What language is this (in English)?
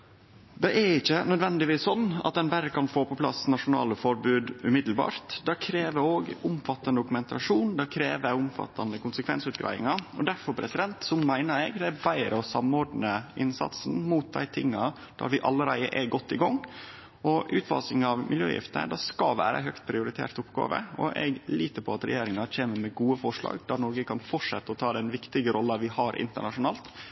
Norwegian Nynorsk